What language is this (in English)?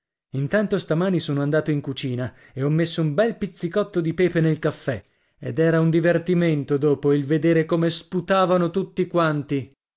Italian